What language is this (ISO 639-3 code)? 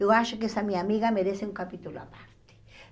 por